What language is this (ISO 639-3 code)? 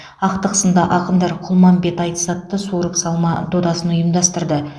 kaz